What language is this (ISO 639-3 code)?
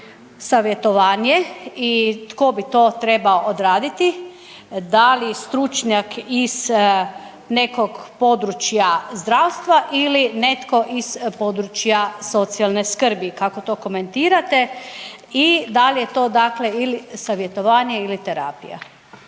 hrv